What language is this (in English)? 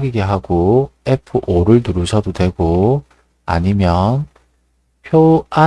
Korean